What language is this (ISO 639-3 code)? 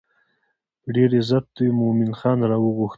pus